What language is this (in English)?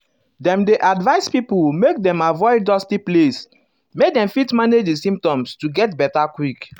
Nigerian Pidgin